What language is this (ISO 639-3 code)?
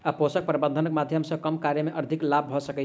mai